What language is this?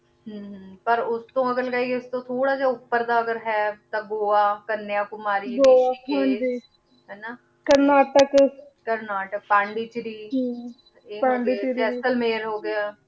Punjabi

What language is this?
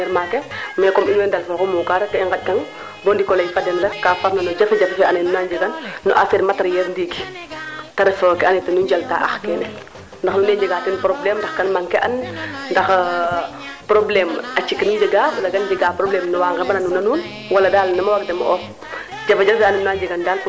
Serer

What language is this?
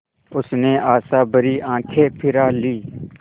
Hindi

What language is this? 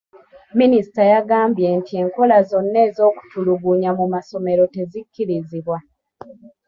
Ganda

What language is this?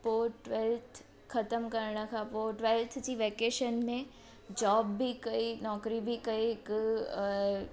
Sindhi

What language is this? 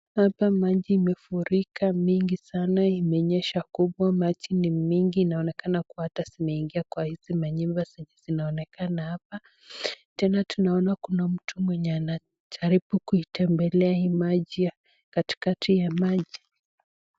Swahili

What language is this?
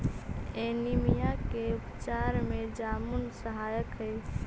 Magahi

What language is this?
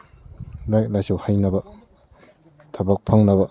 Manipuri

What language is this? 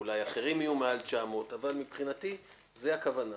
Hebrew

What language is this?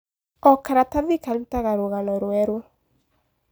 Kikuyu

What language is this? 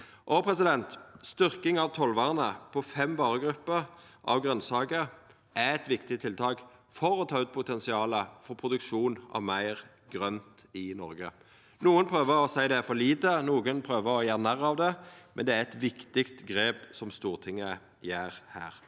Norwegian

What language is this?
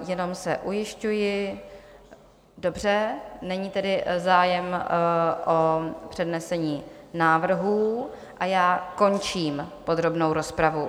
Czech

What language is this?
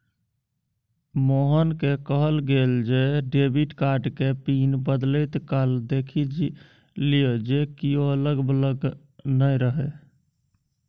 Maithili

